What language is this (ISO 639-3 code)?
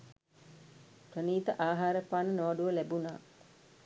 sin